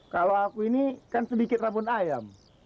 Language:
Indonesian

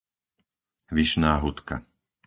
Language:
Slovak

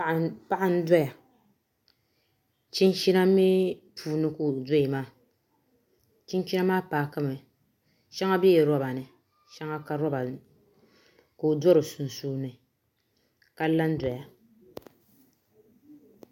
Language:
Dagbani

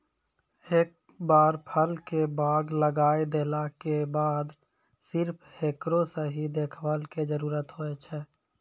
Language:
Maithili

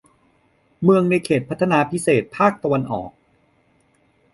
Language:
Thai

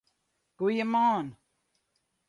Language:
Western Frisian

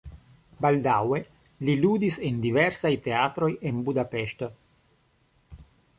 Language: Esperanto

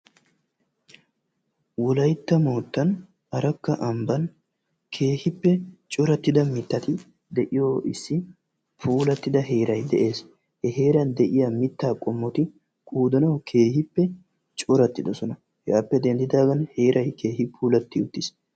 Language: Wolaytta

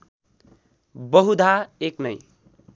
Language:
Nepali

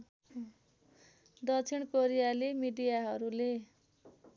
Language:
Nepali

